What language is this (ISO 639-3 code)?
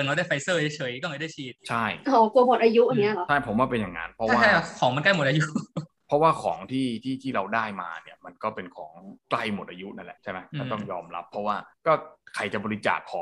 tha